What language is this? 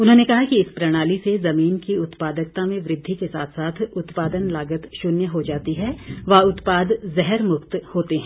Hindi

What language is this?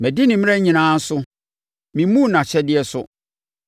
Akan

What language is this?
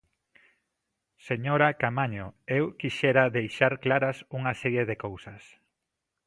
Galician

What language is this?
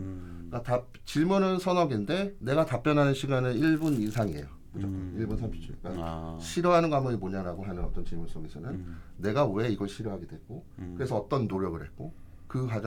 Korean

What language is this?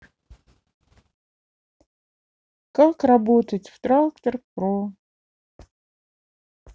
Russian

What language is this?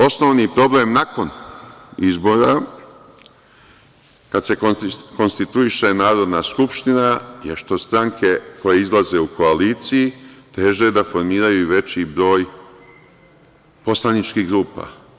Serbian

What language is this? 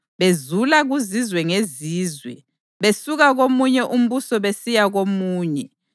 North Ndebele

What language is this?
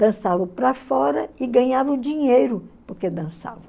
Portuguese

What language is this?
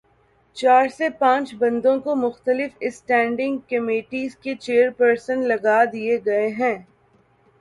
Urdu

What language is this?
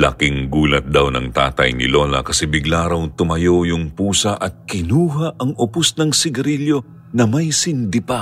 Filipino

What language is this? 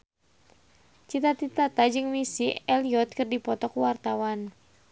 Sundanese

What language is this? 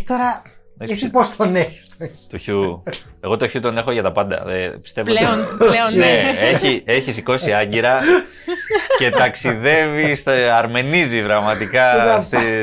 Greek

